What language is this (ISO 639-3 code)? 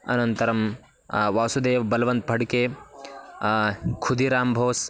san